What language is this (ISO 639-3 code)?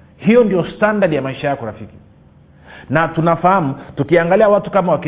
swa